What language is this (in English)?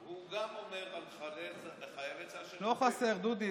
Hebrew